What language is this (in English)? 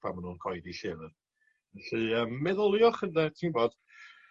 Welsh